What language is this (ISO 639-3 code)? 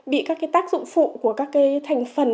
vie